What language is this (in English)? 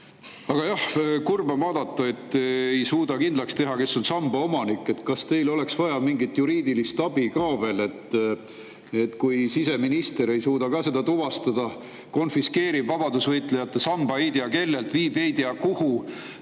Estonian